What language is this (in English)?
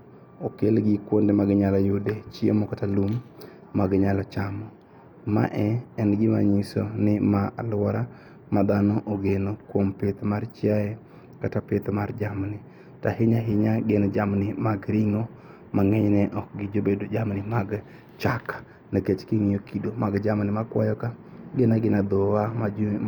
Luo (Kenya and Tanzania)